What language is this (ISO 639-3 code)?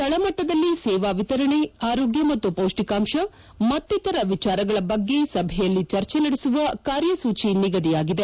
kan